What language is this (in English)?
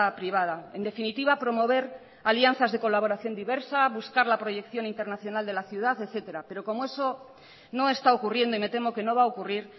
Spanish